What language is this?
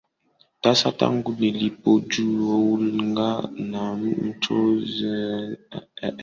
Swahili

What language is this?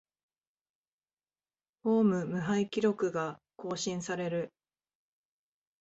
Japanese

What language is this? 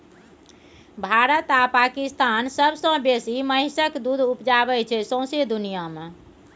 Maithili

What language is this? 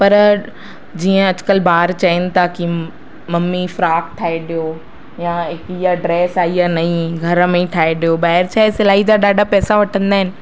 Sindhi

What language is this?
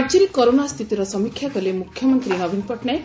Odia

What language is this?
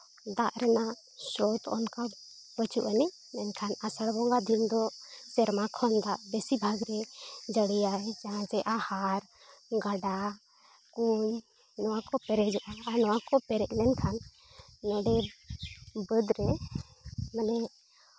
Santali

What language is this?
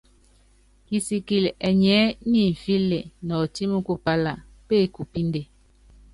Yangben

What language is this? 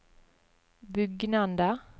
Norwegian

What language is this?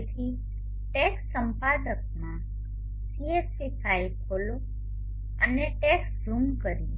Gujarati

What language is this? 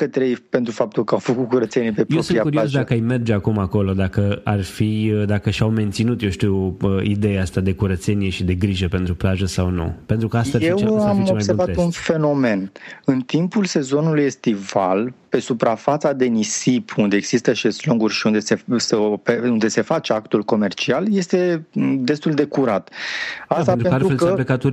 Romanian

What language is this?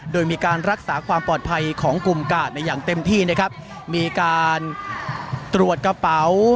Thai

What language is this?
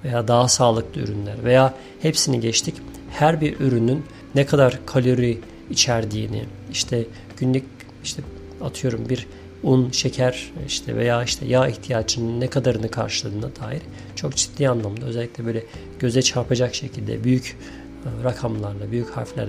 Turkish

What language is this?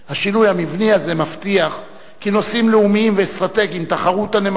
Hebrew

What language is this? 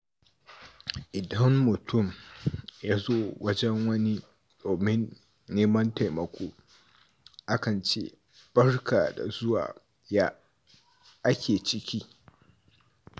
Hausa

